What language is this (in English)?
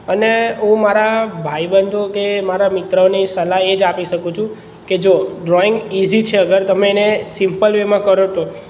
Gujarati